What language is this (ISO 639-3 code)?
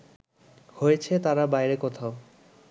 ben